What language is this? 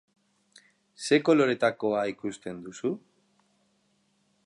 Basque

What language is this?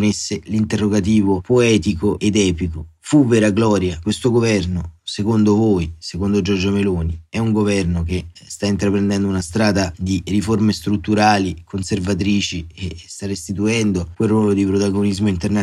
Italian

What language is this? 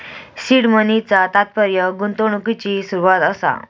Marathi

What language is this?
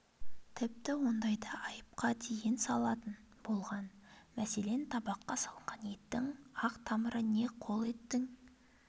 Kazakh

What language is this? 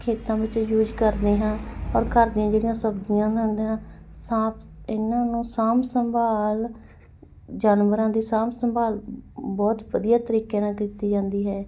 Punjabi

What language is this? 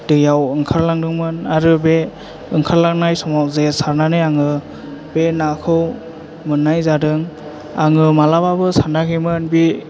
Bodo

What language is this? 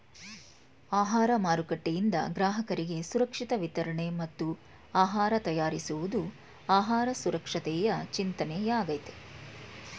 Kannada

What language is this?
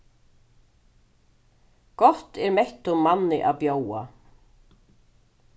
Faroese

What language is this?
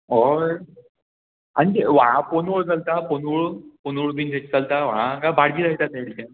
Konkani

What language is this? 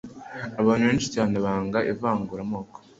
Kinyarwanda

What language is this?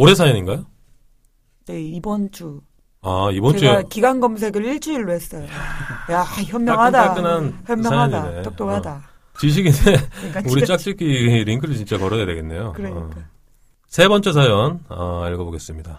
Korean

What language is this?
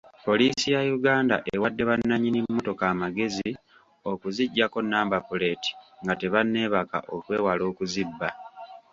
Ganda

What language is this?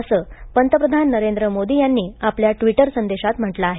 Marathi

